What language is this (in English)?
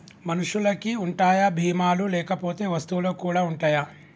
Telugu